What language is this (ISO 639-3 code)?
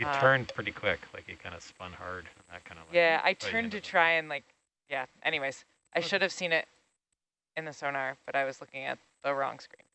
eng